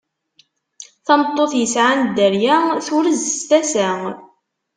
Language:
Kabyle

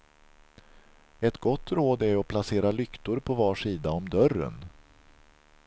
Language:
Swedish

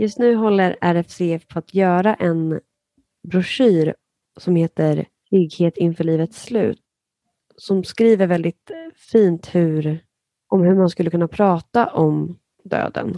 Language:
Swedish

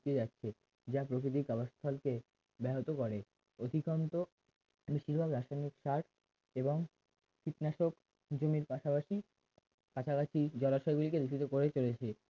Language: Bangla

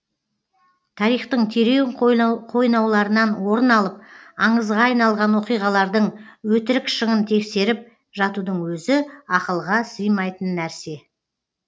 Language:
Kazakh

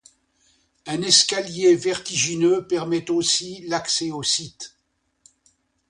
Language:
French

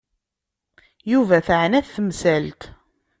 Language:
Kabyle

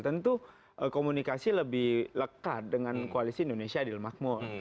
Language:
Indonesian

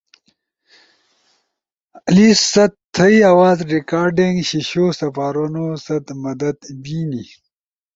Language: Ushojo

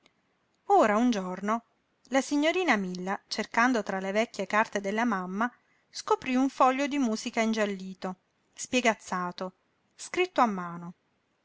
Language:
Italian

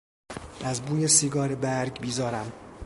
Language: Persian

